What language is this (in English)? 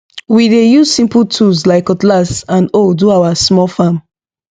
Nigerian Pidgin